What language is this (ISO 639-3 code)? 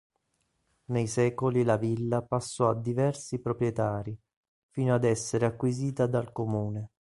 ita